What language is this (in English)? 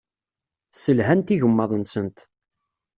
Kabyle